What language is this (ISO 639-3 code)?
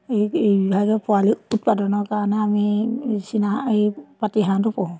asm